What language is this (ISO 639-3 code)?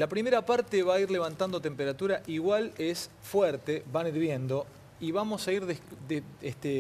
spa